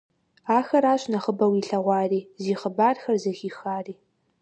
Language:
Kabardian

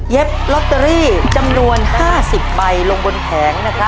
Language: Thai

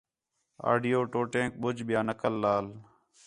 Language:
Khetrani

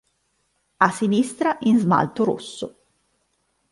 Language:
Italian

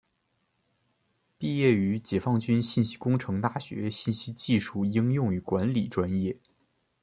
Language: Chinese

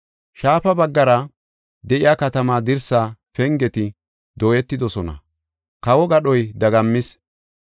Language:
Gofa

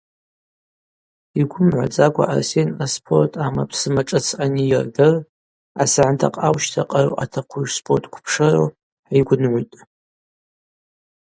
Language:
Abaza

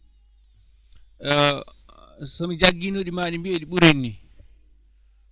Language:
Fula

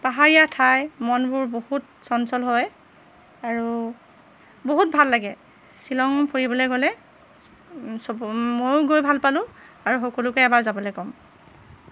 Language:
Assamese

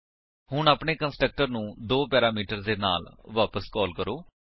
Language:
Punjabi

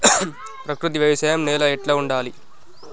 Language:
Telugu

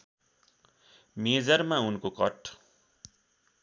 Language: Nepali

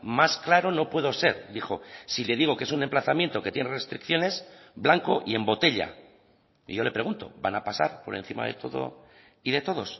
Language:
Spanish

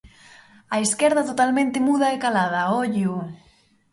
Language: Galician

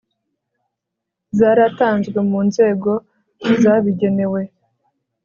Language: Kinyarwanda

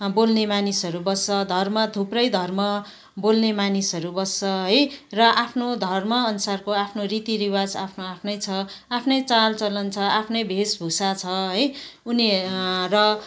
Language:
Nepali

